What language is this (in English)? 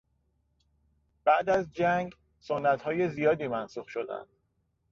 Persian